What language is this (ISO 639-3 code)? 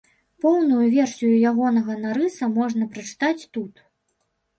bel